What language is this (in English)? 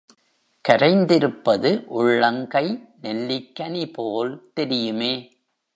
Tamil